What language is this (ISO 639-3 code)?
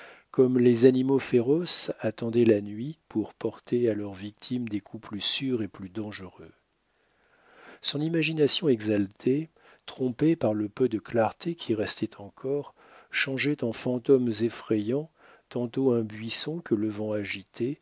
fra